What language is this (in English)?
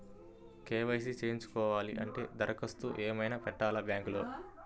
Telugu